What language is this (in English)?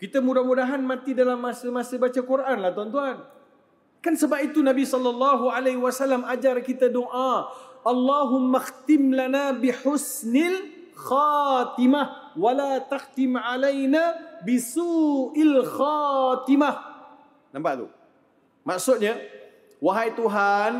Malay